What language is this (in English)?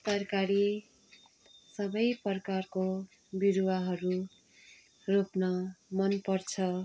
Nepali